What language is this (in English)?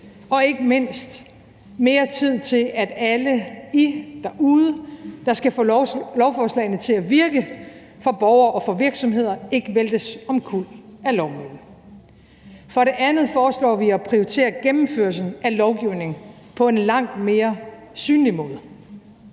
Danish